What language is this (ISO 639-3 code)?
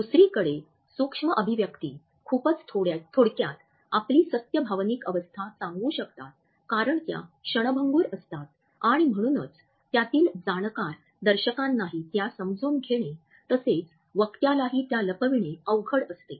mar